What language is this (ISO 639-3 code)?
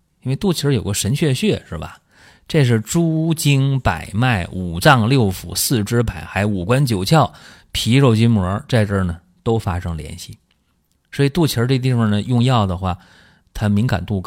zho